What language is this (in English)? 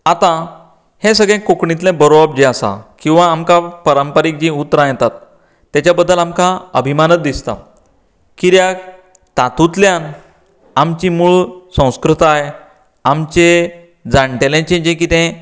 Konkani